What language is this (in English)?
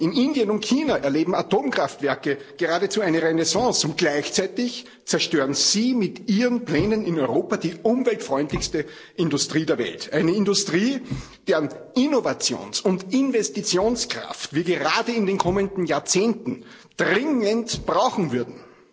German